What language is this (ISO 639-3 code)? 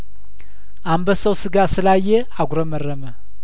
amh